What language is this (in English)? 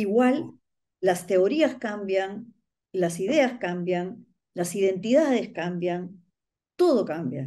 Spanish